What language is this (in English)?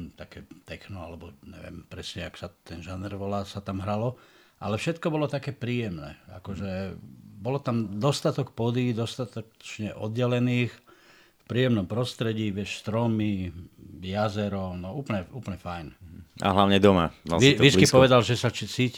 Slovak